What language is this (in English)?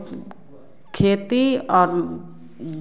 Hindi